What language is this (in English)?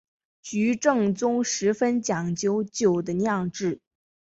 Chinese